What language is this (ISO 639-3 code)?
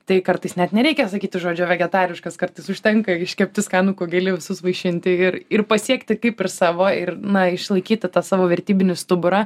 lit